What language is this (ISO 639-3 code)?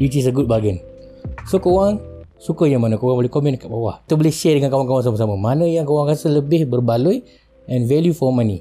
msa